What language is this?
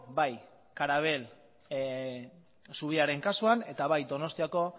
Basque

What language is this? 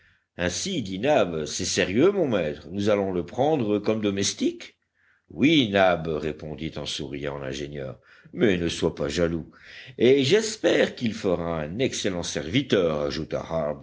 French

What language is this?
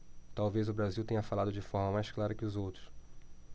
Portuguese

